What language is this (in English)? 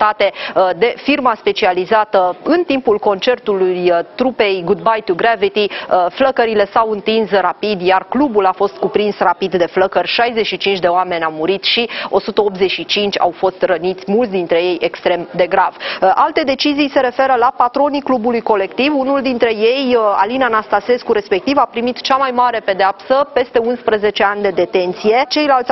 Romanian